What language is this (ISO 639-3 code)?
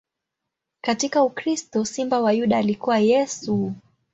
swa